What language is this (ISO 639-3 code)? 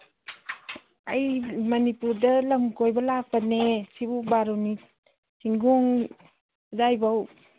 mni